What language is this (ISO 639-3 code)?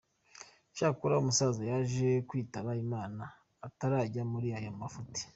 kin